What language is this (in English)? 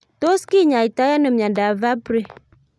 Kalenjin